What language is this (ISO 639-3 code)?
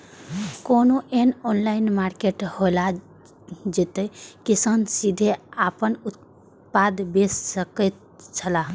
mai